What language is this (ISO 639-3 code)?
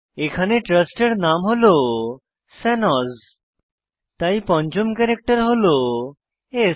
ben